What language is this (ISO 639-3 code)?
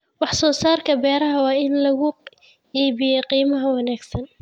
som